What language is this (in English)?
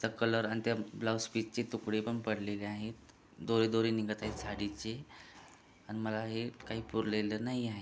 Marathi